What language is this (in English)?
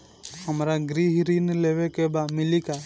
Bhojpuri